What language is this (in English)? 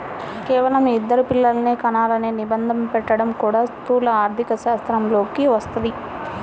Telugu